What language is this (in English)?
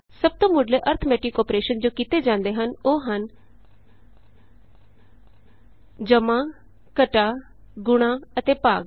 Punjabi